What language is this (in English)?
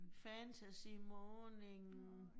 Danish